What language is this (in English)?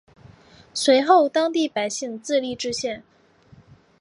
Chinese